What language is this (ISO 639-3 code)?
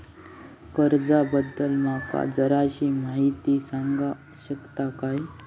mar